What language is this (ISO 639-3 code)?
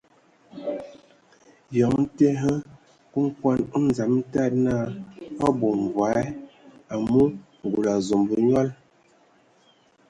ewo